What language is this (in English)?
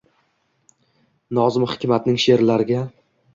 Uzbek